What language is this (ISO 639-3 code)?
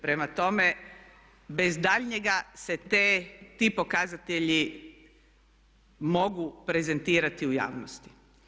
hrv